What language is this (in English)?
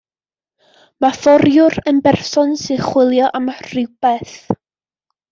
Welsh